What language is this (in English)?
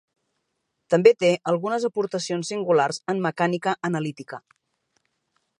Catalan